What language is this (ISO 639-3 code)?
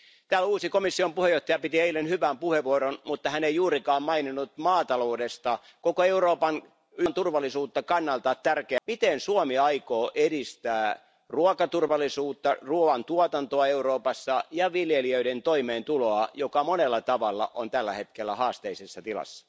fin